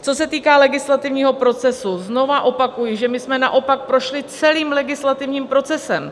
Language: Czech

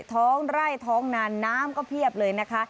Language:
Thai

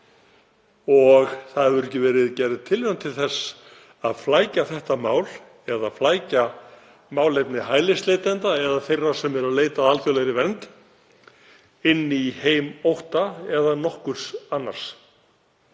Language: Icelandic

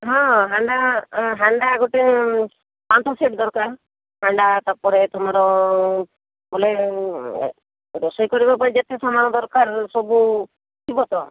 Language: Odia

